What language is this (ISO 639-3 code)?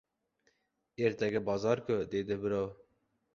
uzb